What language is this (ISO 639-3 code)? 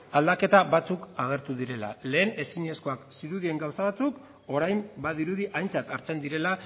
eus